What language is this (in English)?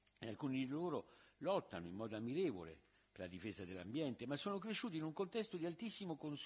Italian